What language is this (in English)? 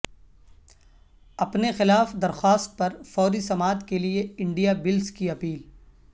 Urdu